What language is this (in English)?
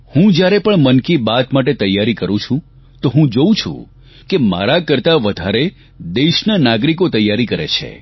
Gujarati